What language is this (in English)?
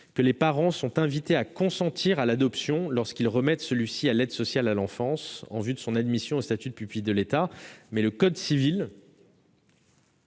French